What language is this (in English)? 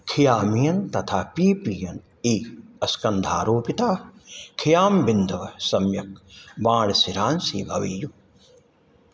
Sanskrit